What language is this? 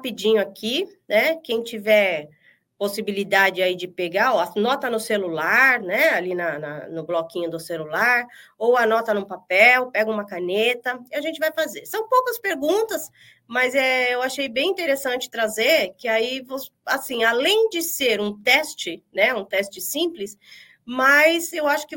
Portuguese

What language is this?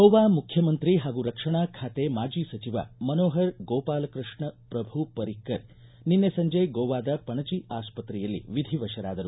Kannada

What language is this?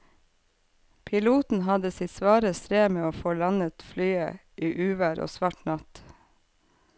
Norwegian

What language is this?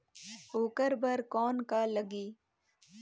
Chhattisgarhi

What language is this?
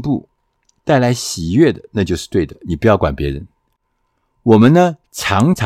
Chinese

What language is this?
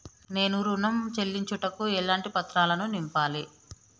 Telugu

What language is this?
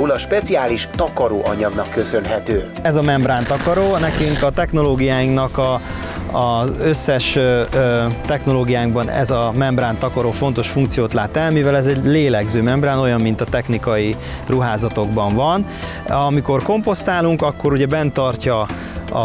Hungarian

